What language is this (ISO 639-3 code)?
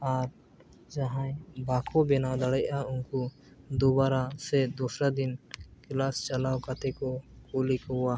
sat